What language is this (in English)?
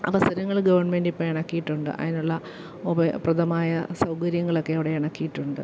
Malayalam